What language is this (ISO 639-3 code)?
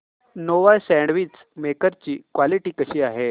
mar